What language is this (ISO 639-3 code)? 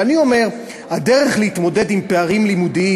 heb